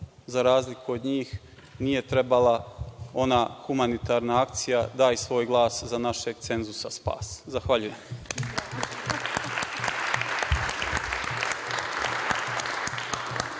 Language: Serbian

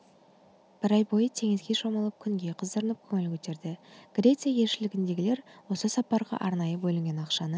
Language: Kazakh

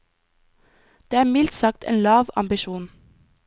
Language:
Norwegian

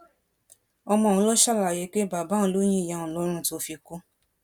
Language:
Yoruba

